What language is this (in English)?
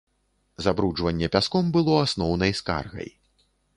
Belarusian